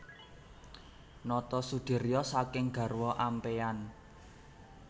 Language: Javanese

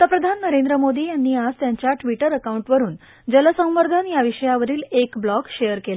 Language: Marathi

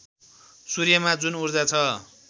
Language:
Nepali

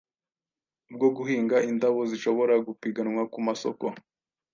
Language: Kinyarwanda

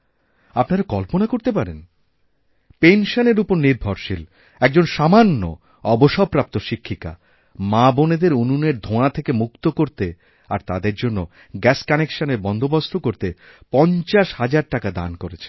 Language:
Bangla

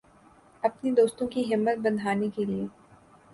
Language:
Urdu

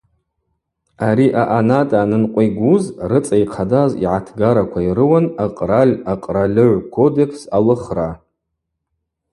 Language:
Abaza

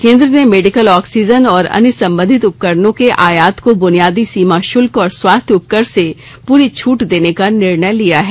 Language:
Hindi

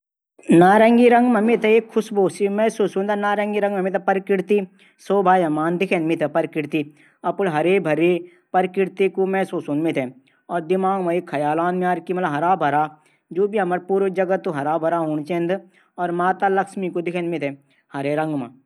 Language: Garhwali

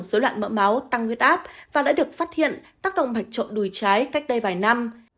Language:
Vietnamese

